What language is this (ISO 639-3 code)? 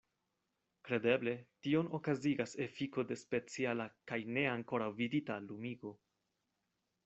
epo